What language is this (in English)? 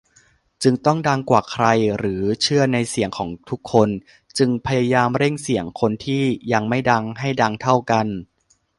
Thai